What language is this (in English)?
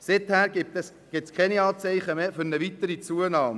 Swiss German